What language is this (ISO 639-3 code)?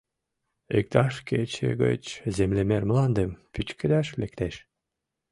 chm